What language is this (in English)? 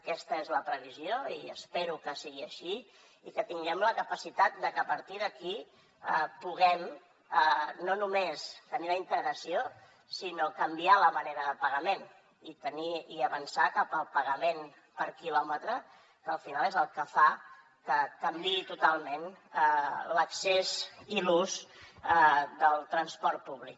Catalan